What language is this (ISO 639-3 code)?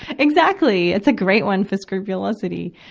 eng